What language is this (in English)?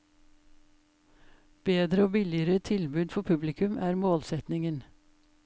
Norwegian